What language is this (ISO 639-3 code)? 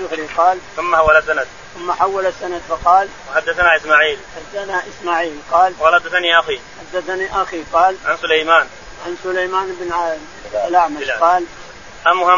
ara